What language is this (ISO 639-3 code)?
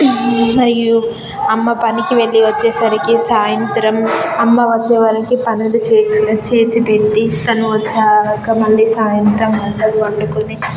tel